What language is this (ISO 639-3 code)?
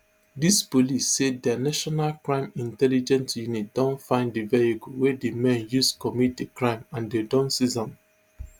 pcm